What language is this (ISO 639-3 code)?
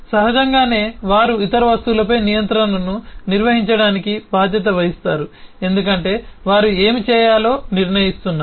tel